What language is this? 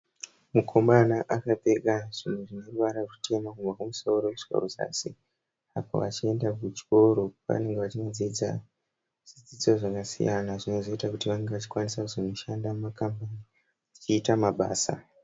Shona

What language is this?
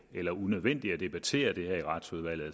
Danish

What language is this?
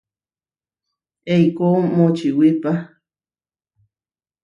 Huarijio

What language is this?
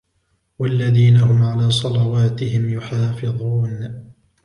Arabic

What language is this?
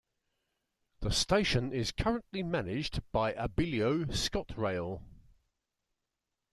English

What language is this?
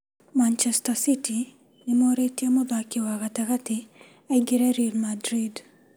Kikuyu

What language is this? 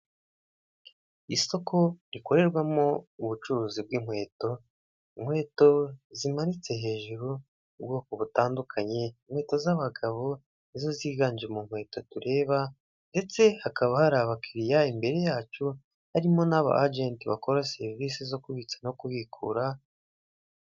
Kinyarwanda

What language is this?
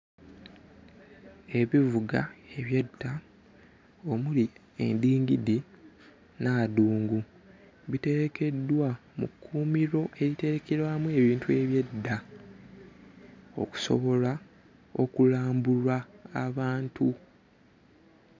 Ganda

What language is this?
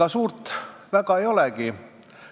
Estonian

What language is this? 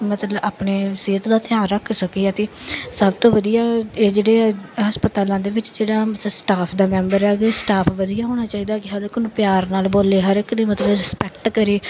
Punjabi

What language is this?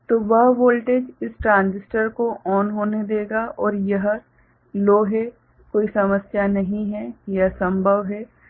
Hindi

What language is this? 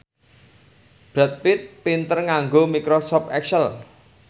Javanese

